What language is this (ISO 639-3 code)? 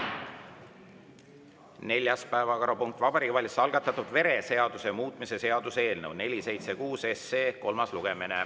est